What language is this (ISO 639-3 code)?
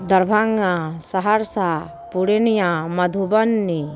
mai